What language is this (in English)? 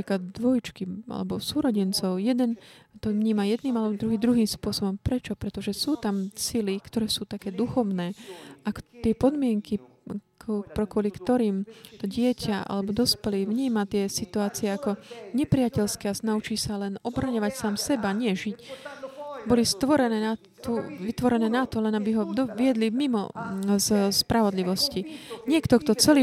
Slovak